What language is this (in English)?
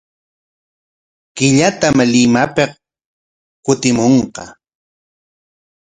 Corongo Ancash Quechua